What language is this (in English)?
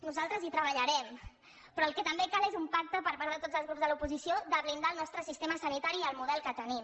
Catalan